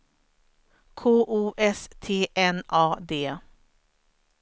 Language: Swedish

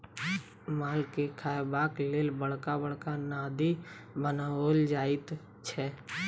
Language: Maithili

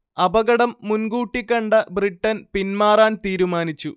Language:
Malayalam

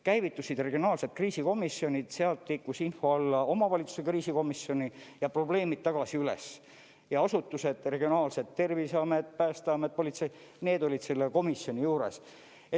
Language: Estonian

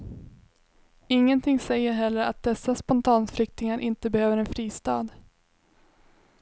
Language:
Swedish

